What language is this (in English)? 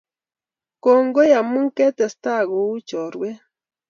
Kalenjin